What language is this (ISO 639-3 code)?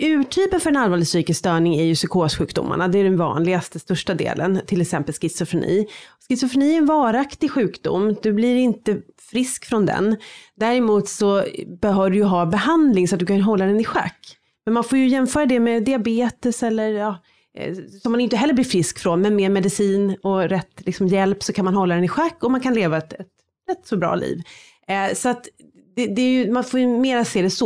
swe